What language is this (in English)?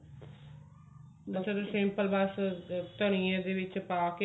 Punjabi